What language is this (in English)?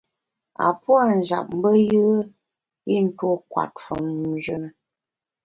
Bamun